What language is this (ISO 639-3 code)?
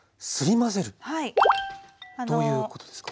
jpn